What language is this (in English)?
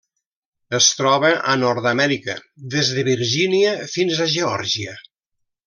Catalan